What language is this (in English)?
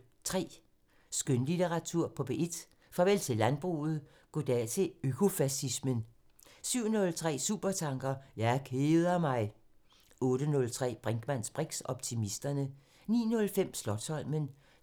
Danish